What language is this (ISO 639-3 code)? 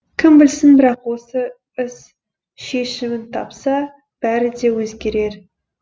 kaz